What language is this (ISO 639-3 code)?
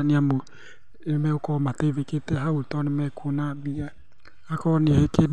kik